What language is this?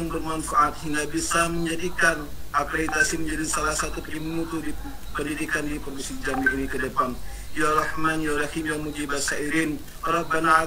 Indonesian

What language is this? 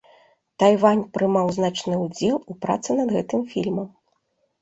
Belarusian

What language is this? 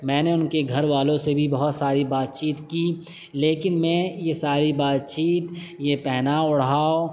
Urdu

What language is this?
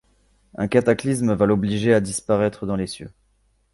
French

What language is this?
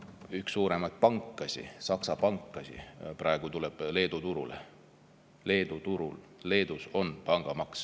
Estonian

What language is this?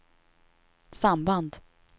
Swedish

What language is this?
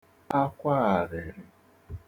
Igbo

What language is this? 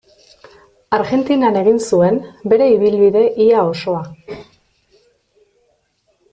Basque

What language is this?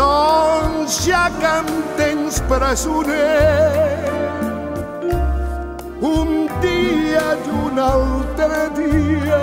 Romanian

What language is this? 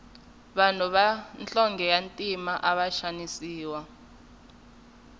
Tsonga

